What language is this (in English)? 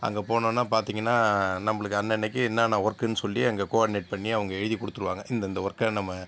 Tamil